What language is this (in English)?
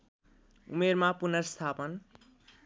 Nepali